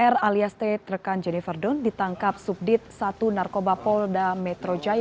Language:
Indonesian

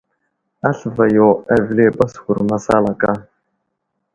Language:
Wuzlam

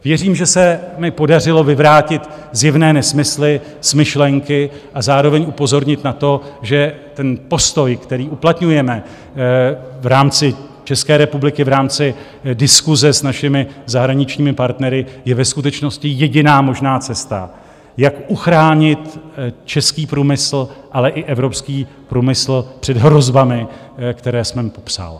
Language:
Czech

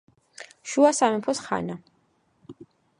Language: Georgian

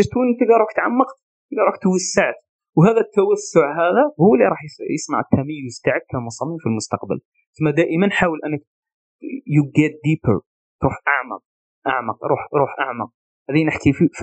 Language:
Arabic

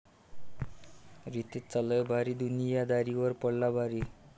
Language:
Marathi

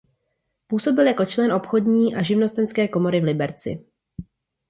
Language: Czech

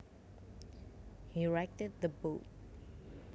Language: Javanese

